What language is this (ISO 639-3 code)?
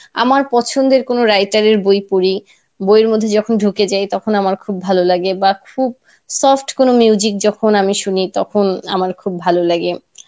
ben